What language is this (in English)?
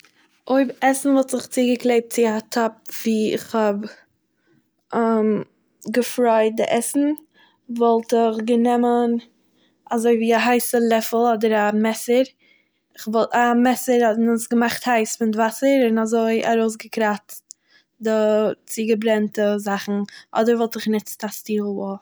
Yiddish